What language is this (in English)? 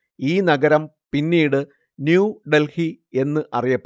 Malayalam